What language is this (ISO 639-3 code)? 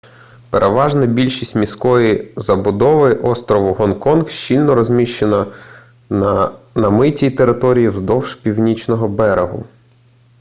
ukr